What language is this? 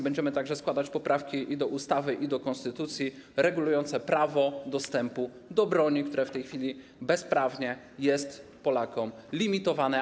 Polish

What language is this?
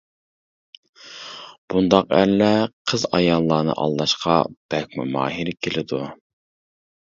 Uyghur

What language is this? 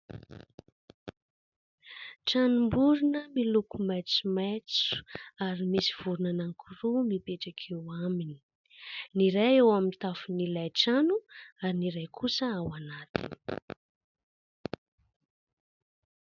Malagasy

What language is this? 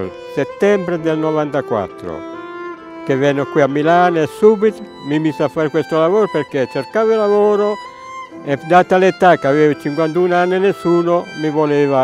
Italian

